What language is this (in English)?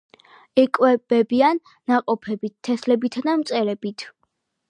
Georgian